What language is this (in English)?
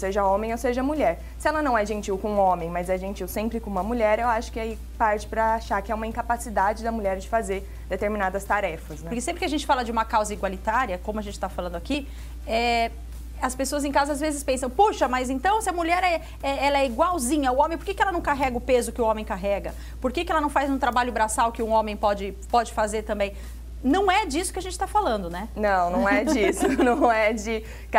Portuguese